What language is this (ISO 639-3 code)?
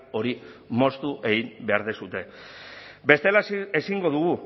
eus